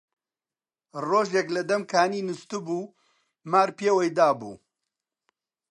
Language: Central Kurdish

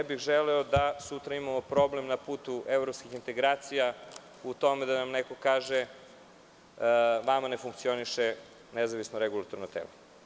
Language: Serbian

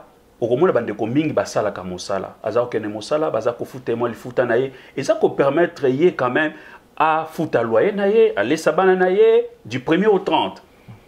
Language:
French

